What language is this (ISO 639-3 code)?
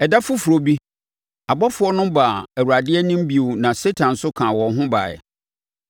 aka